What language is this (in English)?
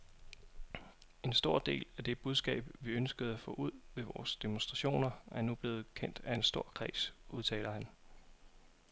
Danish